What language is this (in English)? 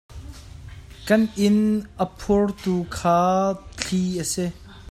Hakha Chin